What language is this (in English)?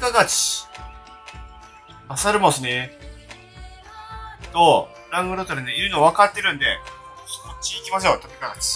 Japanese